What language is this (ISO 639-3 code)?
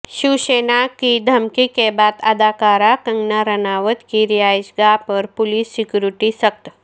urd